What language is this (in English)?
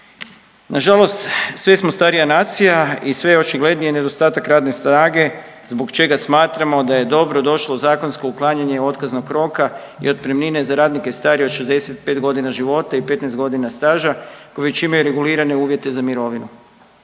Croatian